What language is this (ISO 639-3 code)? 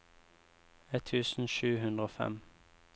nor